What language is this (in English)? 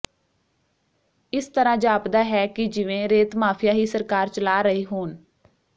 Punjabi